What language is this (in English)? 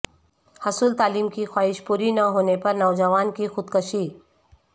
Urdu